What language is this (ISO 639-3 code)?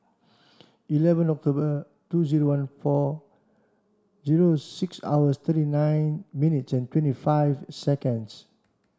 eng